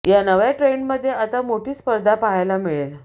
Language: Marathi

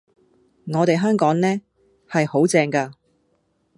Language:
Cantonese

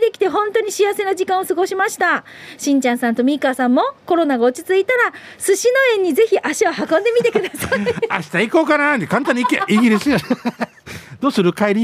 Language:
Japanese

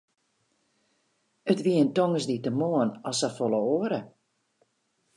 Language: Western Frisian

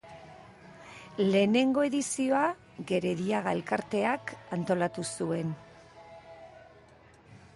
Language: Basque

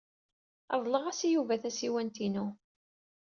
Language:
Kabyle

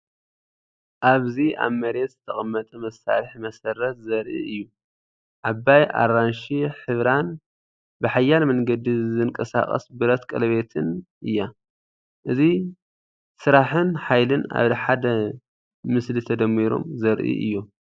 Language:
Tigrinya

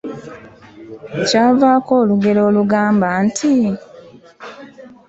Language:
Ganda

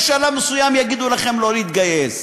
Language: Hebrew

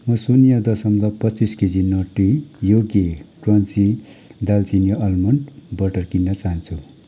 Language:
Nepali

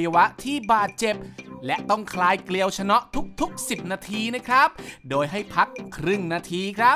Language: Thai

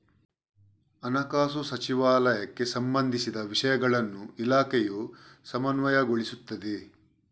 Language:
Kannada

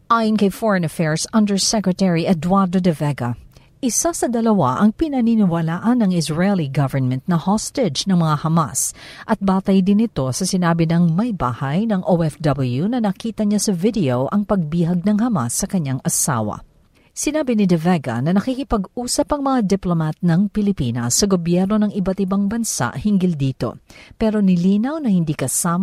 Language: Filipino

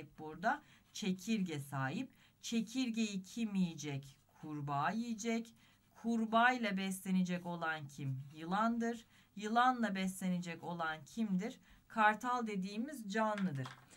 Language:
Turkish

